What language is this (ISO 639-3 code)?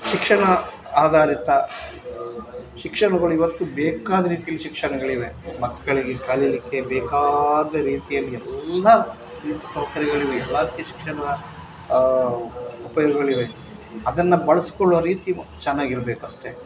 kan